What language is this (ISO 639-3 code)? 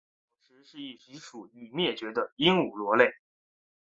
zho